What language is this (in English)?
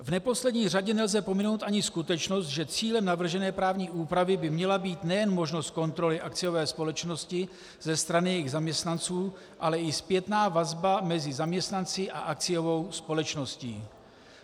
Czech